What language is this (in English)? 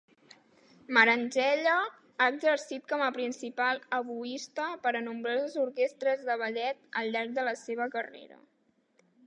Catalan